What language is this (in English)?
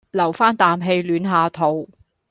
Cantonese